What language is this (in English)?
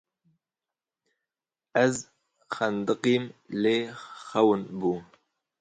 Kurdish